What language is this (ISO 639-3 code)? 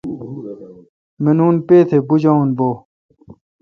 xka